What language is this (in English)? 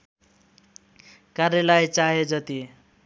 Nepali